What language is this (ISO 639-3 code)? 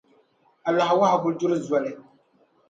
dag